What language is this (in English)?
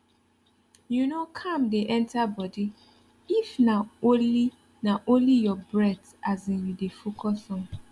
Nigerian Pidgin